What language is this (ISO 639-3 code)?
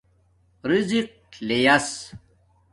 dmk